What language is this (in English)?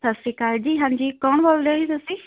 Punjabi